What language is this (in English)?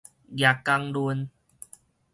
Min Nan Chinese